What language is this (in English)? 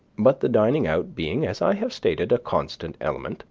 English